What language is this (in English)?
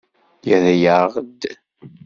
Kabyle